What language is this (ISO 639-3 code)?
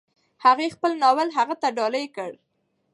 pus